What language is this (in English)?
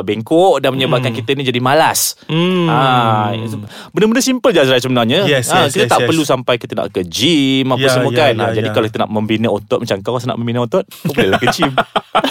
Malay